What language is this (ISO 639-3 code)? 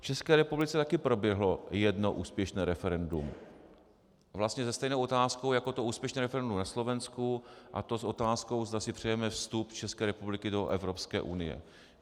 ces